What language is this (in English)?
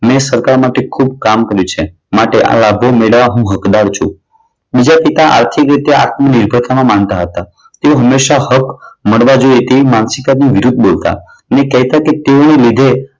Gujarati